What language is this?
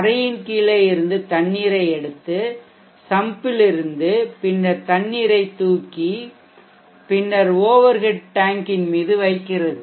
Tamil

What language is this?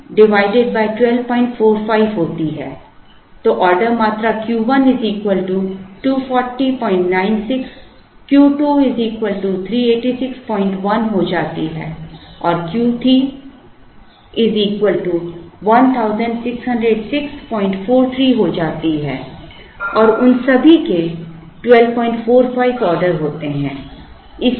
Hindi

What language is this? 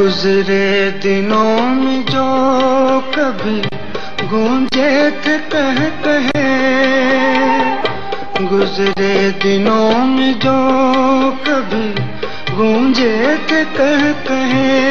Italian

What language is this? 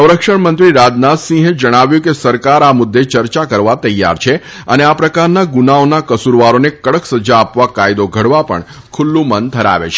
Gujarati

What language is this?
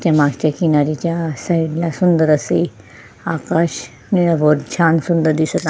Marathi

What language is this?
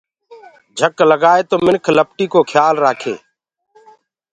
Gurgula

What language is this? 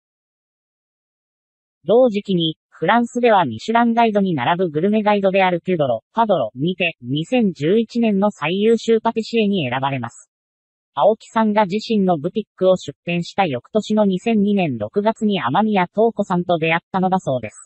Japanese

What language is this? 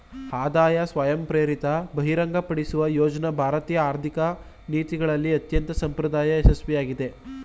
Kannada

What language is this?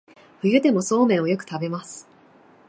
Japanese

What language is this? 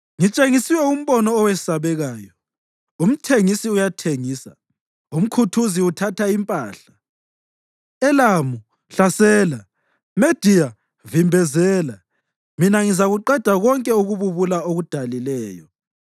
North Ndebele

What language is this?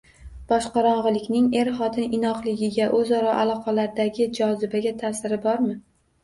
Uzbek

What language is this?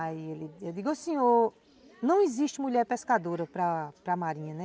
Portuguese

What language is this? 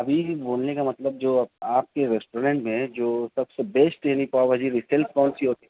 Urdu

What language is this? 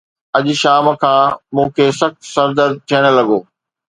Sindhi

